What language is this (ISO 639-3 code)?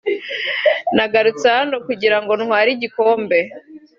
kin